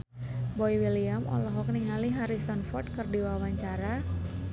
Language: Sundanese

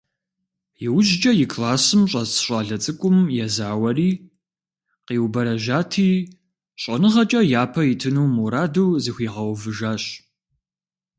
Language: Kabardian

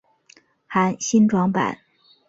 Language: Chinese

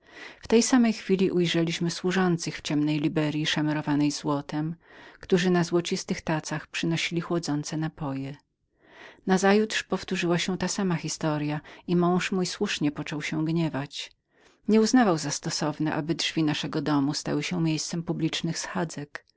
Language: Polish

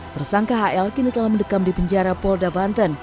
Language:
Indonesian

